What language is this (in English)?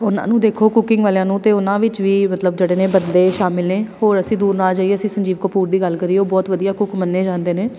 Punjabi